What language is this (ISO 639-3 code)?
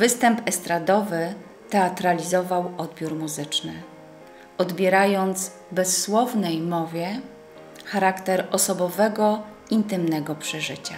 pol